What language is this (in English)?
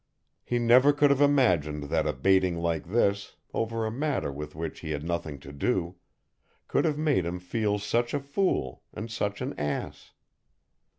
English